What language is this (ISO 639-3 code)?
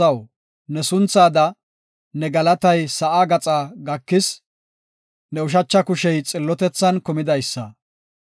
gof